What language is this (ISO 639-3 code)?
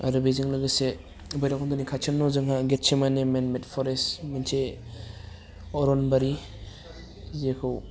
brx